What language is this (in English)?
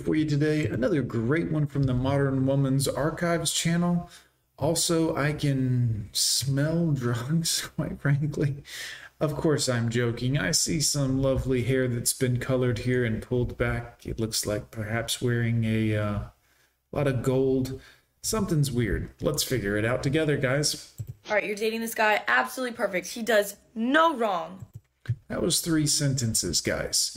English